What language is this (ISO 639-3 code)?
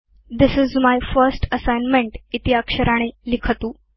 san